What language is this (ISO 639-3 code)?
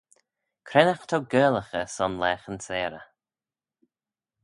glv